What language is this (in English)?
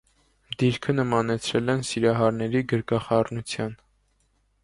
Armenian